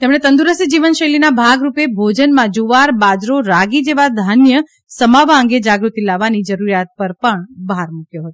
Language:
Gujarati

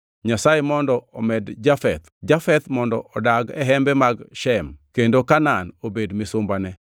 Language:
Luo (Kenya and Tanzania)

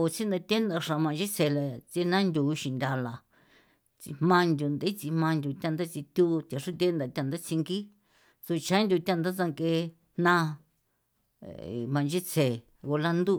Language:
San Felipe Otlaltepec Popoloca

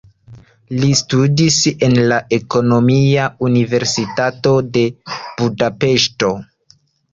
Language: Esperanto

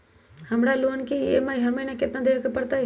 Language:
Magahi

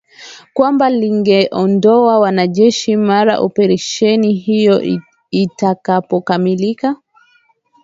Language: Swahili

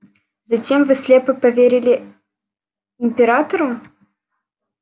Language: Russian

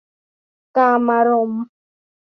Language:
Thai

